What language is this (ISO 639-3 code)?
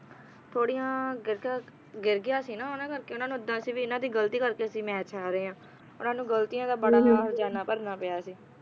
pan